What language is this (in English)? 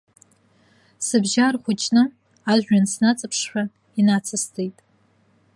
Abkhazian